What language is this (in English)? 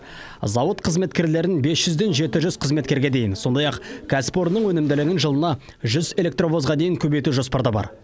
Kazakh